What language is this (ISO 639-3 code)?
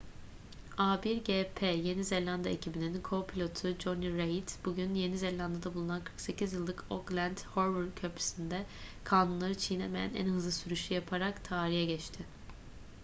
tur